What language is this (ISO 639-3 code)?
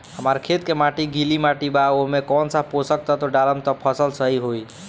bho